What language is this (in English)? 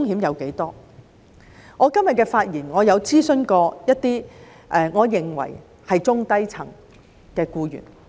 Cantonese